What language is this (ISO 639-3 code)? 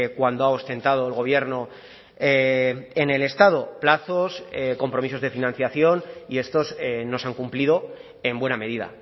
spa